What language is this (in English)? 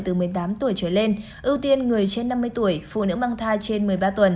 Vietnamese